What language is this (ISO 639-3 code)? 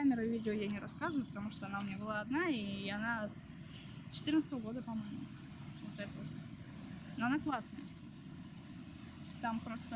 rus